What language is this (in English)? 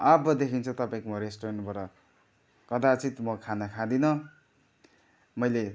Nepali